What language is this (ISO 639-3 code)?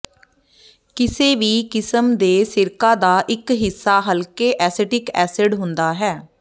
pan